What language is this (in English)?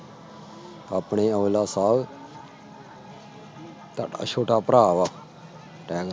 Punjabi